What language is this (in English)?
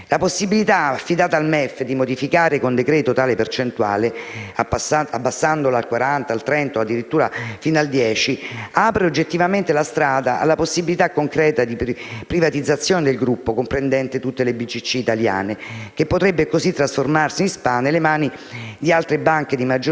Italian